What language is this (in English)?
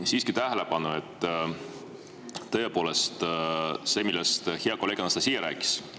Estonian